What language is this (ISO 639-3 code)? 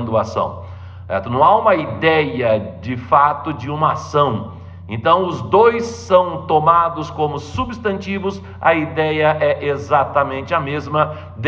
por